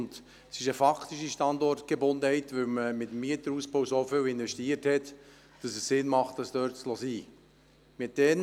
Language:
Swiss German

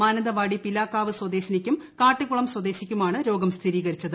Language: Malayalam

